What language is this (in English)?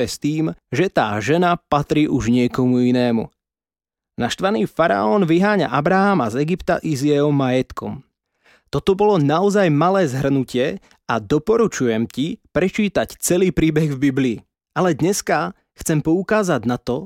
Slovak